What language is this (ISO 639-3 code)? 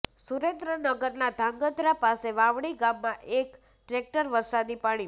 guj